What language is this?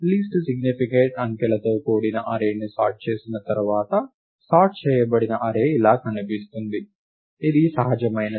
Telugu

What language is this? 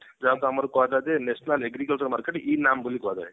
Odia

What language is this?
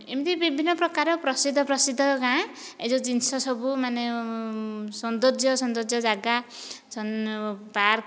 Odia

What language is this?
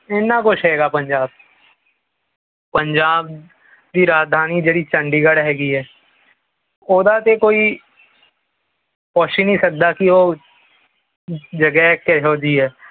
Punjabi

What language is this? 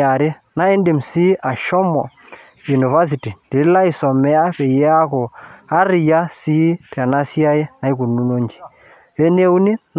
Masai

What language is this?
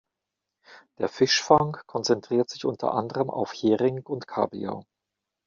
German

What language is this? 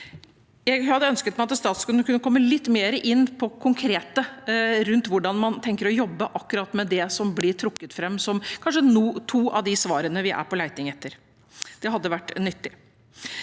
Norwegian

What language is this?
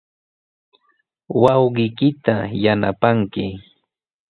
Sihuas Ancash Quechua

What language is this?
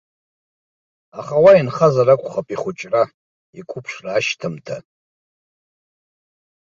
Abkhazian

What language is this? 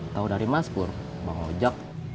Indonesian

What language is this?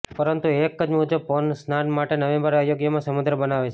Gujarati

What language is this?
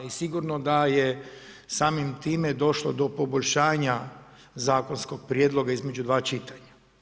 Croatian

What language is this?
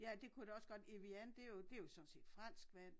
Danish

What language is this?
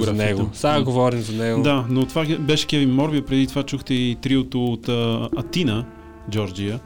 Bulgarian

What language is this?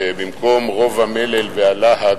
Hebrew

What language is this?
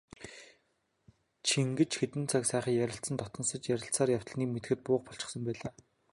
Mongolian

